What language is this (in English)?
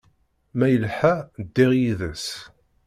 Kabyle